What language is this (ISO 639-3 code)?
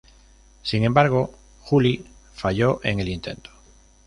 spa